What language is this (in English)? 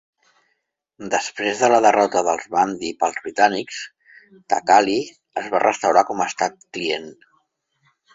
Catalan